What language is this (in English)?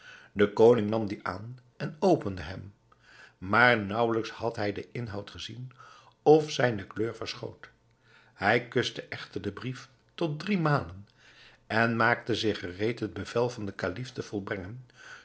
Dutch